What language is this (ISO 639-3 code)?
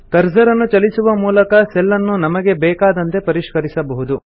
kan